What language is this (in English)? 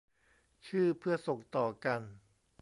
Thai